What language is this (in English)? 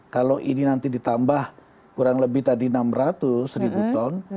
Indonesian